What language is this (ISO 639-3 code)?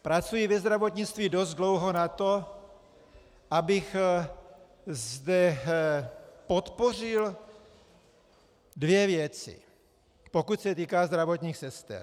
ces